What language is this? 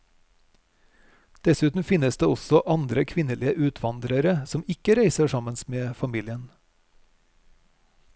Norwegian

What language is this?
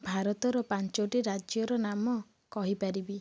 Odia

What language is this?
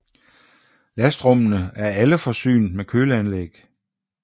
Danish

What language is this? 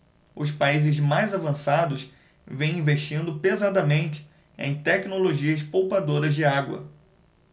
Portuguese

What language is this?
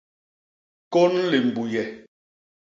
Basaa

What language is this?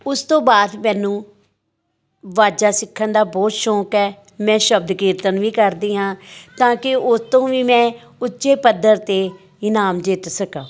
Punjabi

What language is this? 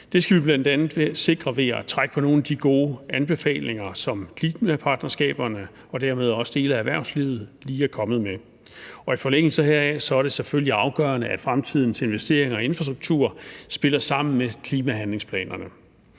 Danish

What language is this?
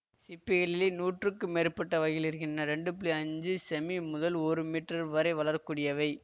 Tamil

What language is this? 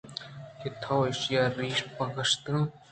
Eastern Balochi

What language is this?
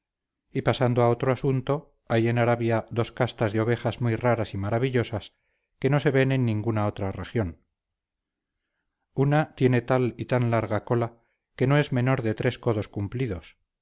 Spanish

